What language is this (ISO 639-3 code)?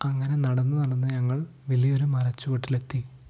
mal